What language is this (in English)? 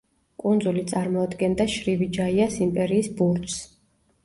Georgian